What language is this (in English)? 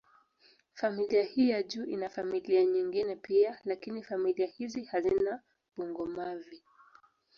Swahili